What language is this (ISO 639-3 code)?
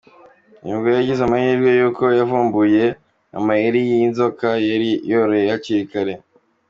kin